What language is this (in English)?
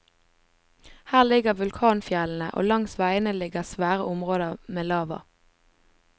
Norwegian